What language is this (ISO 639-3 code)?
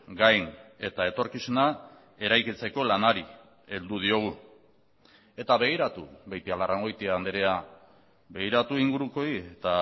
eus